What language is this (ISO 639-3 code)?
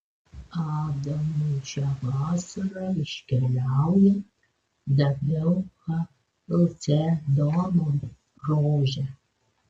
lit